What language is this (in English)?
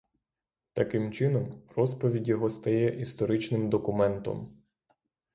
Ukrainian